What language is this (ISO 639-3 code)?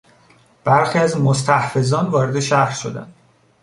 fas